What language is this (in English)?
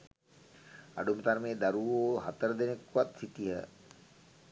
Sinhala